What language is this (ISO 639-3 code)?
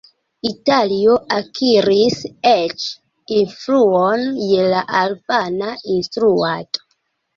epo